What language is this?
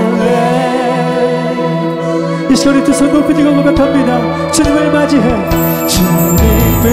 Korean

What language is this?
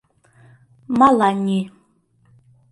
Mari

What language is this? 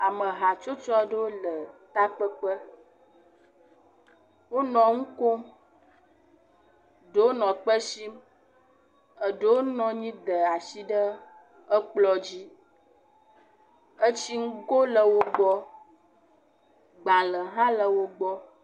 Ewe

